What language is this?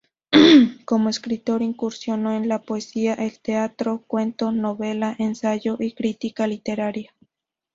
Spanish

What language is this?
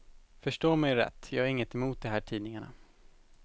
Swedish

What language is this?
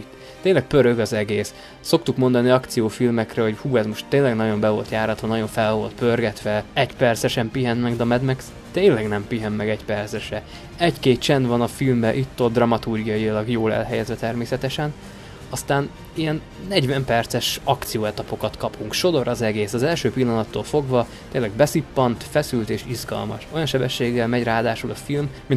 Hungarian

